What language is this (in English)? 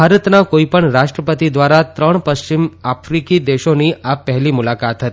Gujarati